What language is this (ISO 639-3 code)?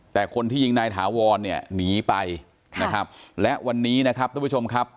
tha